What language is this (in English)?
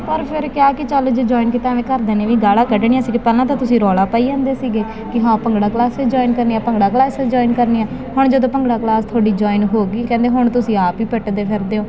Punjabi